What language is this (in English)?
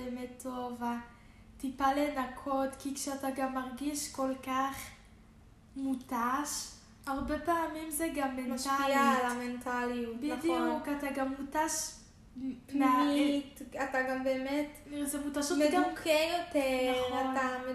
Hebrew